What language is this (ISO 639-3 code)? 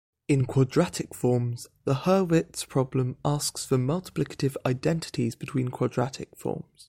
eng